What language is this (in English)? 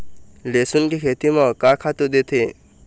Chhattisgarhi